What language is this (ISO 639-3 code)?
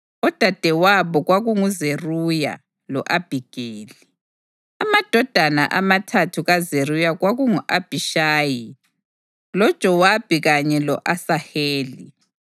nde